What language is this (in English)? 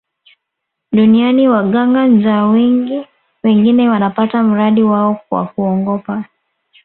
Swahili